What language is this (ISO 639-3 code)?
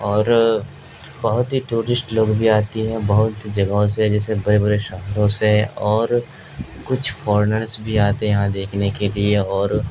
urd